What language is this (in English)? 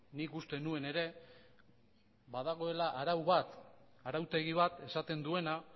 Basque